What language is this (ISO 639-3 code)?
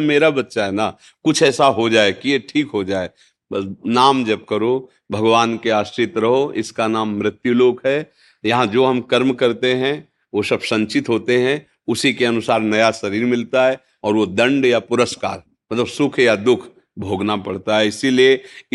hin